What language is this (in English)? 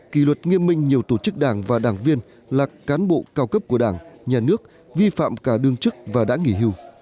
Vietnamese